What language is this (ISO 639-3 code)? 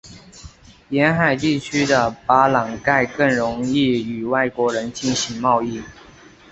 zho